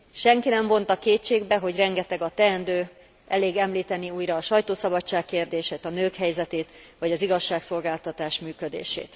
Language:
Hungarian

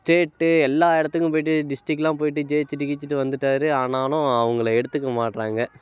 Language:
Tamil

